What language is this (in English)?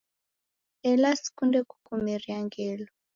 Taita